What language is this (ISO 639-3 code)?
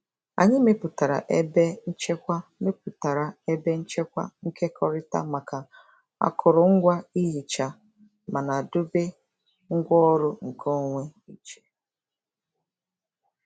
ibo